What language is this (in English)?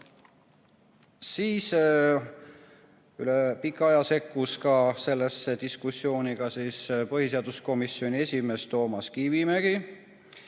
Estonian